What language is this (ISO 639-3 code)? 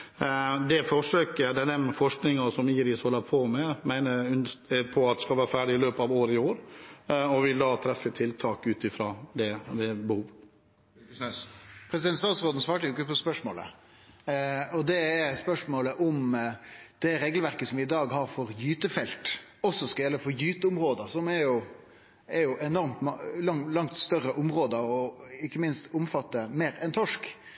nor